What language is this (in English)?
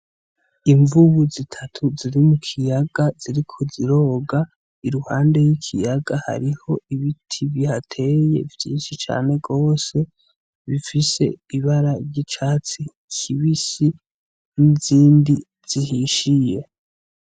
Rundi